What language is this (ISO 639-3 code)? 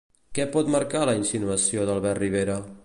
cat